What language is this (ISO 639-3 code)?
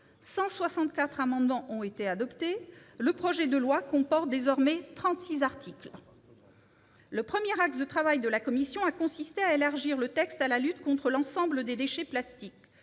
fra